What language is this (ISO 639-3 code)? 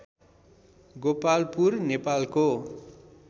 nep